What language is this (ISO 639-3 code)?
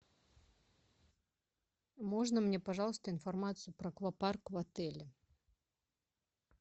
rus